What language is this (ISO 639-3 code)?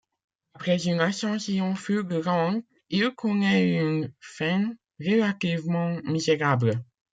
fra